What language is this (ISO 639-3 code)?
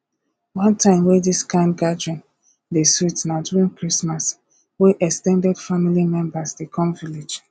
pcm